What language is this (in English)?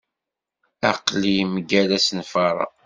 Kabyle